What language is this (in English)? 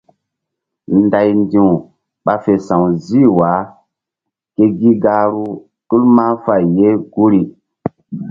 Mbum